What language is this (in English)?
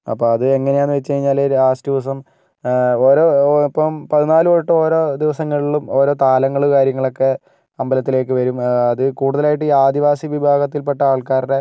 Malayalam